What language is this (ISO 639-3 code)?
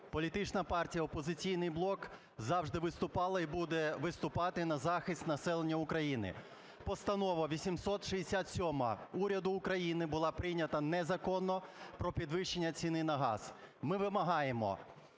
ukr